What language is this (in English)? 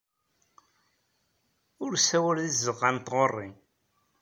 Kabyle